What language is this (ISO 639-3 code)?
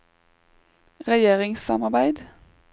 nor